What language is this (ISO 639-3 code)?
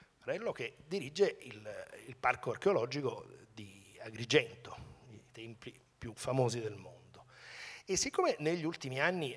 ita